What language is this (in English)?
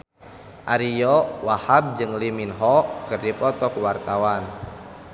Sundanese